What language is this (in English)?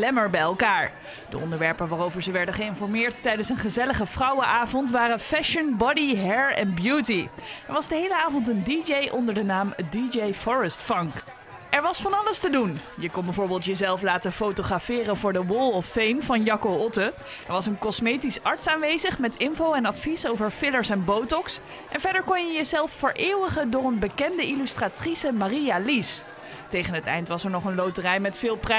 Dutch